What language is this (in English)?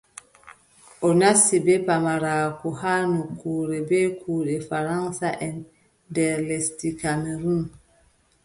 Adamawa Fulfulde